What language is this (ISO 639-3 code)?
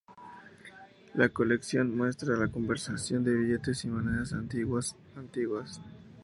spa